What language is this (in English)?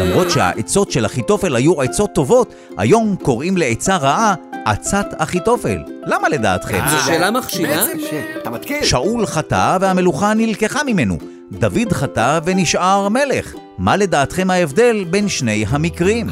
Hebrew